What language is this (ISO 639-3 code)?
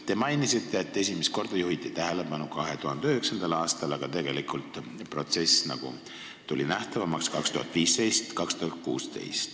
est